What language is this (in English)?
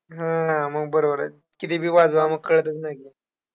Marathi